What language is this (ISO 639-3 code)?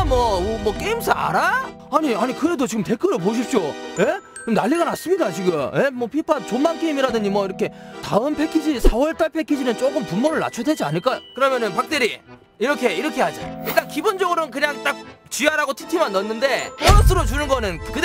kor